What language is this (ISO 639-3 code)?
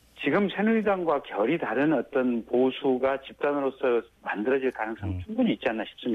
kor